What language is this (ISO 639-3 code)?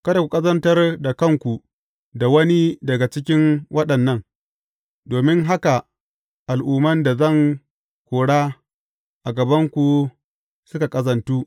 hau